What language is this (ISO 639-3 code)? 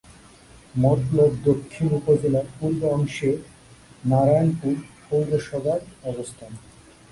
ben